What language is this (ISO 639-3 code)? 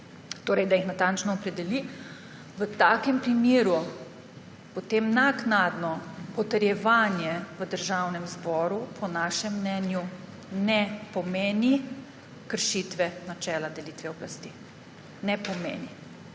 slv